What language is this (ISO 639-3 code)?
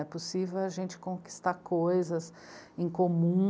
por